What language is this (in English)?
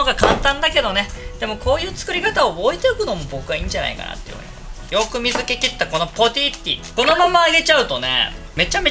Japanese